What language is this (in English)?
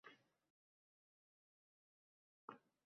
Uzbek